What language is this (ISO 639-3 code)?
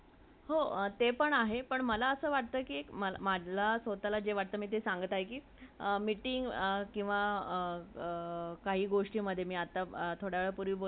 mar